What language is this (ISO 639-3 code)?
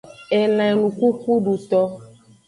ajg